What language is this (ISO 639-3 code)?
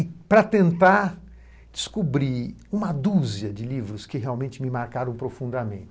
por